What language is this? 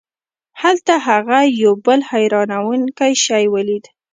Pashto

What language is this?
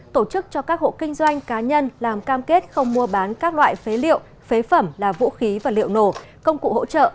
Vietnamese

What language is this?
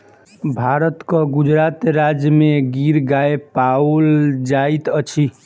Maithili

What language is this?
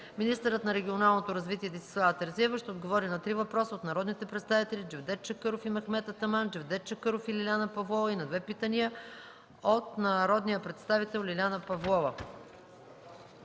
Bulgarian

